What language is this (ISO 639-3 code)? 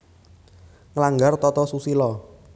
jav